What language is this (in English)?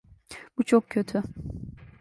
Turkish